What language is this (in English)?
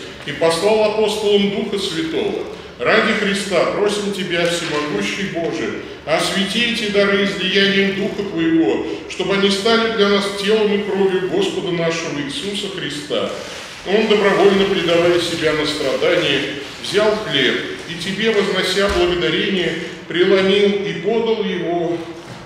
Russian